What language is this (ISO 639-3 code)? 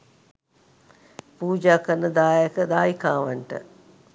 sin